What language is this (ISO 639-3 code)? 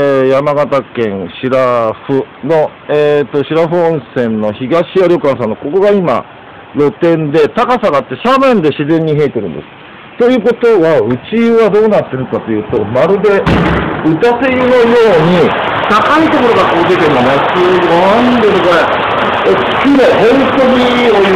jpn